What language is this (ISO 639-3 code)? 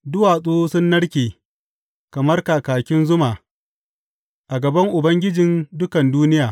hau